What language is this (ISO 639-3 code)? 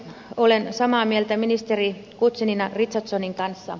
fin